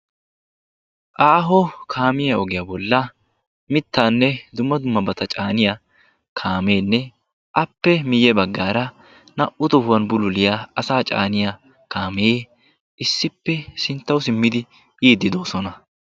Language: Wolaytta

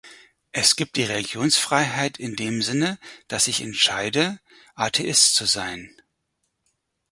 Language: German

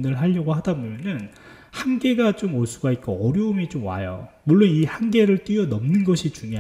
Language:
Korean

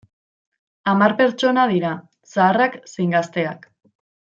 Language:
Basque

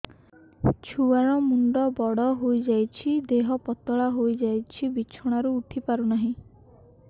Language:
Odia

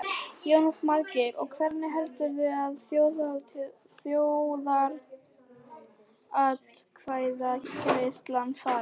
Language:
Icelandic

